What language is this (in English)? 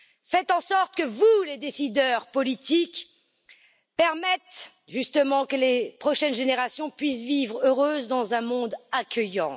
French